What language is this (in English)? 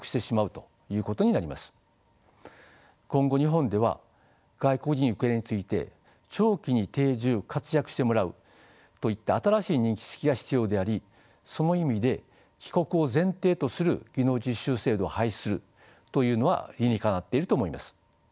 Japanese